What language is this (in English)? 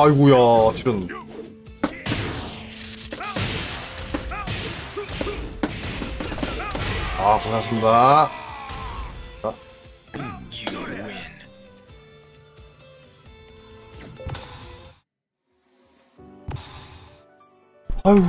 Korean